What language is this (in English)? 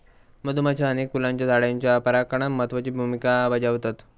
Marathi